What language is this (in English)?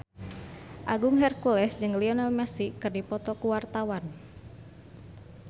Sundanese